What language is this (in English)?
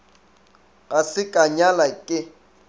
Northern Sotho